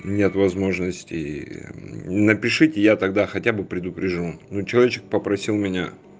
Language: Russian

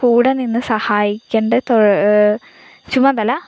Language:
Malayalam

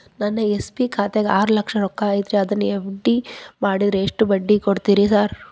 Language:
Kannada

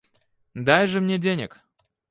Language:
Russian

